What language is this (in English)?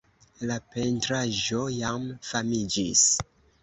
Esperanto